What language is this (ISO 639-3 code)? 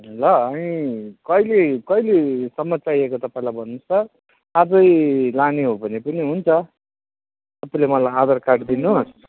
nep